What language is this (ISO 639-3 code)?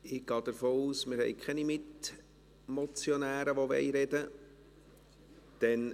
gsw